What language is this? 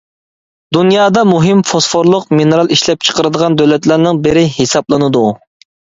Uyghur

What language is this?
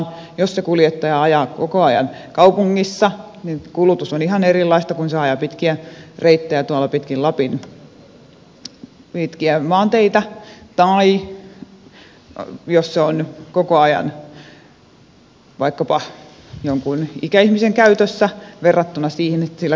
Finnish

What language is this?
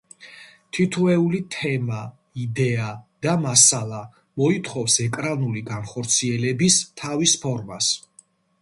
Georgian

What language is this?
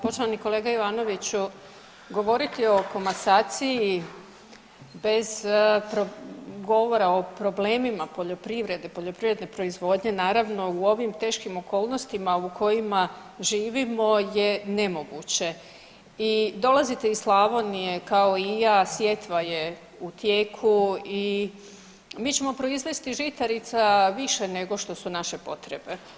Croatian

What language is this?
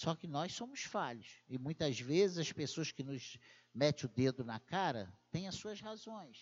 Portuguese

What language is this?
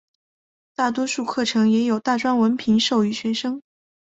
Chinese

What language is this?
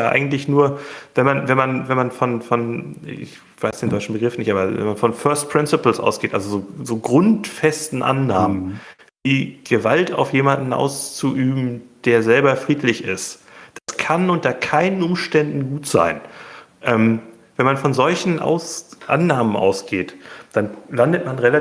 German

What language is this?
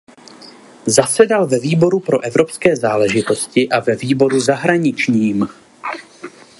Czech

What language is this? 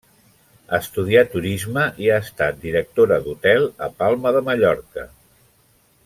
Catalan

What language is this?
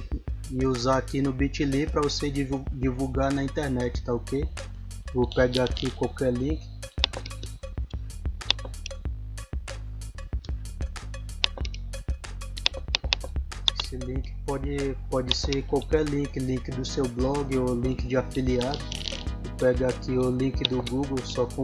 Portuguese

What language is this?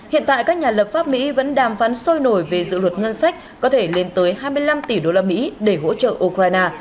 Vietnamese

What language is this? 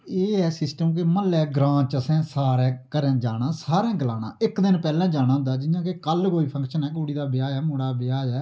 Dogri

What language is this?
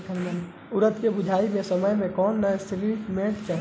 Bhojpuri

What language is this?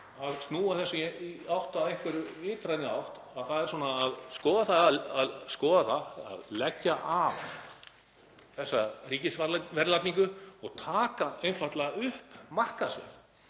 Icelandic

